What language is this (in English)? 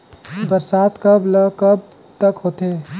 Chhattisgarhi